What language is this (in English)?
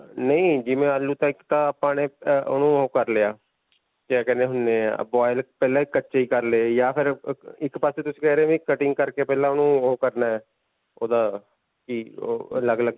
Punjabi